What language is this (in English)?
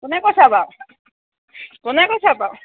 Assamese